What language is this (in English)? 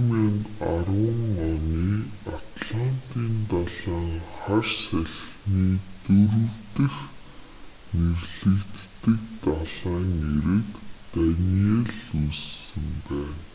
Mongolian